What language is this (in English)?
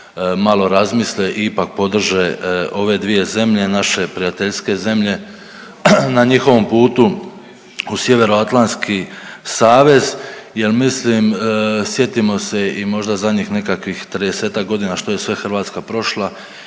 Croatian